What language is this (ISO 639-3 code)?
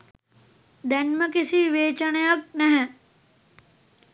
sin